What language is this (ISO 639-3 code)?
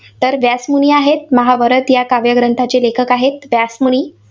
mar